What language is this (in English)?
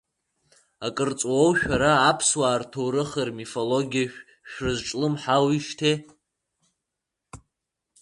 Abkhazian